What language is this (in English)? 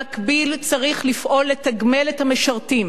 Hebrew